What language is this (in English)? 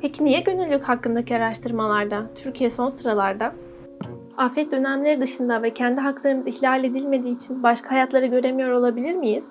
Turkish